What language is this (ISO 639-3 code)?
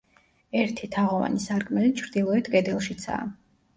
kat